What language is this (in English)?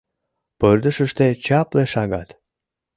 Mari